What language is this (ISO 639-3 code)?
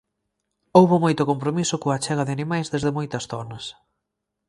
glg